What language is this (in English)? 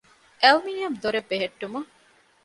Divehi